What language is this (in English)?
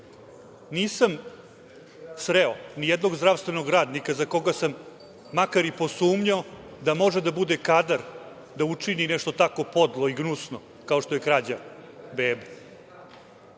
Serbian